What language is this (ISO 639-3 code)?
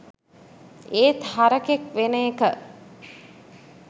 sin